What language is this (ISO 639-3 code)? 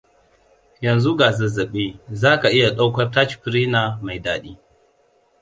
hau